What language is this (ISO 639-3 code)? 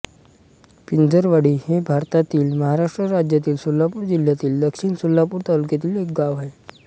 mar